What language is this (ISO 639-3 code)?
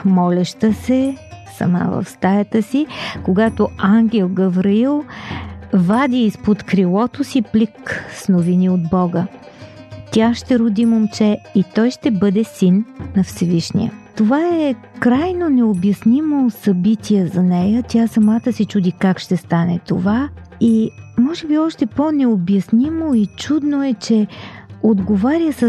bul